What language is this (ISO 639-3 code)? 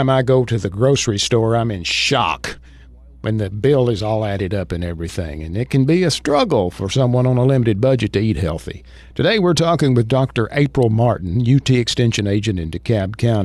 eng